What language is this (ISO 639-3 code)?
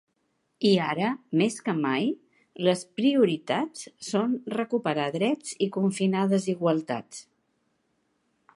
cat